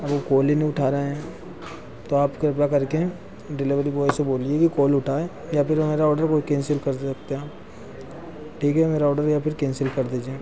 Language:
Hindi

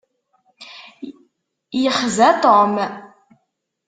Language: Kabyle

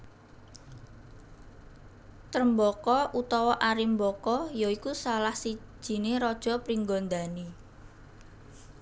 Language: Javanese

